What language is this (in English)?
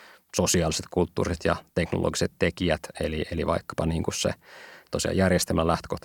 Finnish